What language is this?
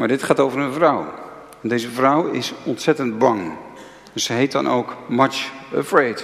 Dutch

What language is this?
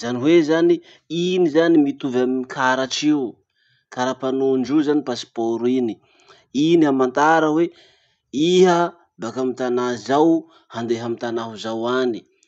Masikoro Malagasy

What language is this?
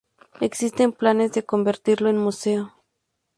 Spanish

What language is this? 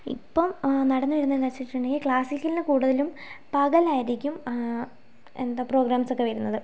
Malayalam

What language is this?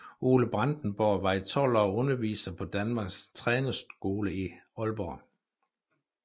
Danish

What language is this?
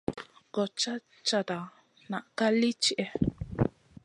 Masana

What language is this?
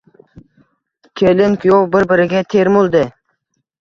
Uzbek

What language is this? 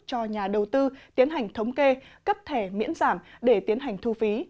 Vietnamese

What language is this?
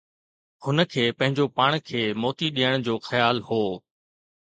Sindhi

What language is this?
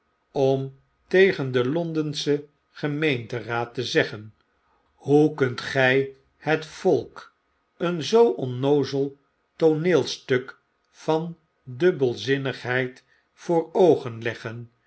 Dutch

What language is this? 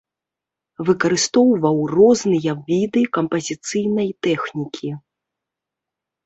Belarusian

